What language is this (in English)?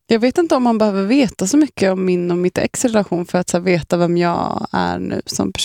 Swedish